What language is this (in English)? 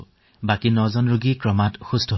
Assamese